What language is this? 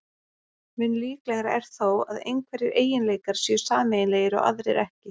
Icelandic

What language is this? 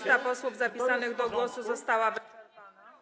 Polish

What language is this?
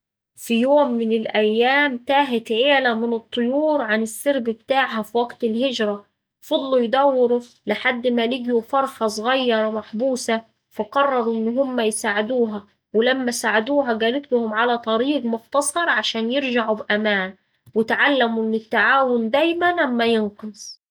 Saidi Arabic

